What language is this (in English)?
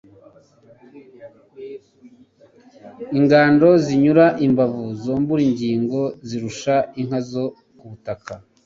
Kinyarwanda